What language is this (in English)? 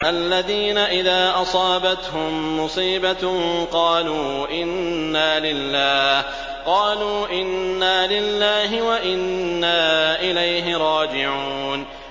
Arabic